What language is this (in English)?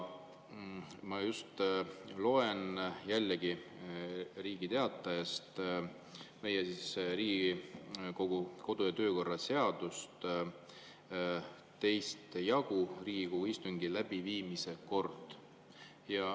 Estonian